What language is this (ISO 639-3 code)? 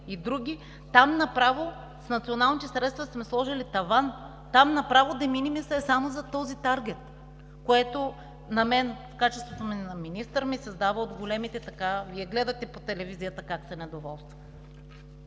bul